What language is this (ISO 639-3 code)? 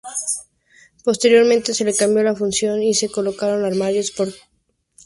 spa